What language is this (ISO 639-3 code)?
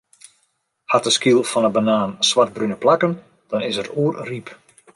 fry